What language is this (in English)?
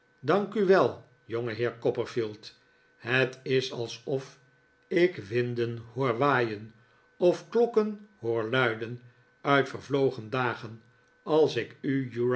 Dutch